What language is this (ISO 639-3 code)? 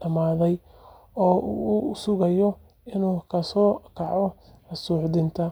som